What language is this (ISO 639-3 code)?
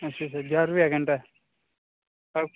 doi